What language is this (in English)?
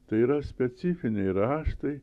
Lithuanian